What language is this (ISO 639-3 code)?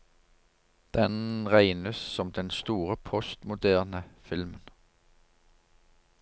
nor